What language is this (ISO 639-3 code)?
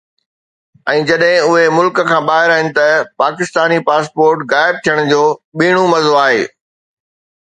snd